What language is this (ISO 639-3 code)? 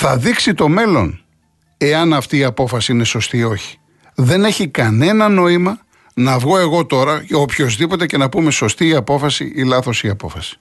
ell